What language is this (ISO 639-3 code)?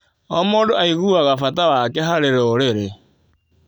kik